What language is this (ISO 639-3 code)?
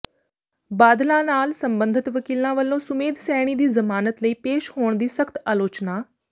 pan